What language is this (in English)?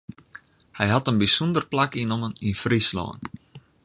Western Frisian